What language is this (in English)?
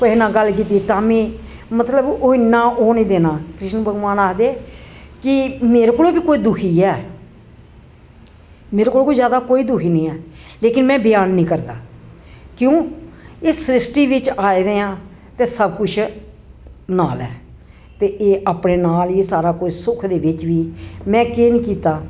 Dogri